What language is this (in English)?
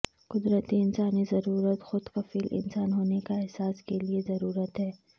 Urdu